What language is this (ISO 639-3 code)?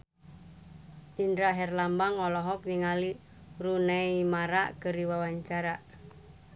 sun